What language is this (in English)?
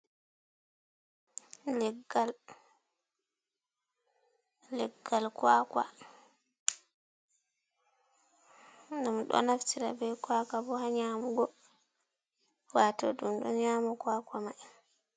Fula